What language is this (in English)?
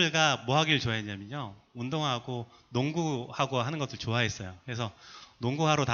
Korean